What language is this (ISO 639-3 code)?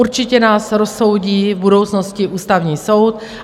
ces